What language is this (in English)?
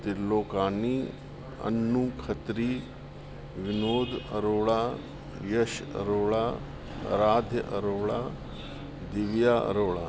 Sindhi